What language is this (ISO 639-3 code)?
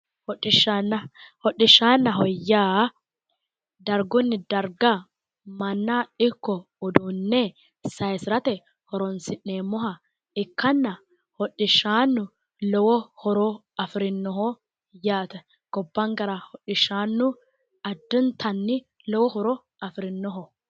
sid